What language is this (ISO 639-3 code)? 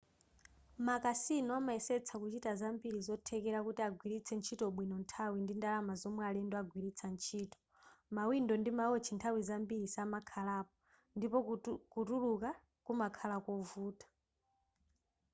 nya